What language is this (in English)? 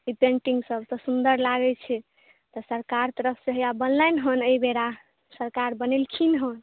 Maithili